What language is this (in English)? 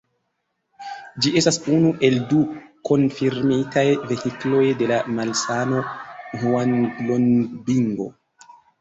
Esperanto